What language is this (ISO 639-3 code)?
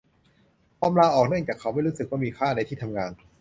tha